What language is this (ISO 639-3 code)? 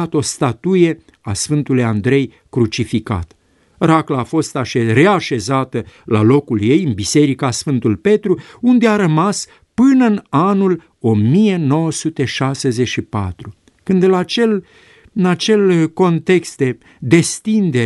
ron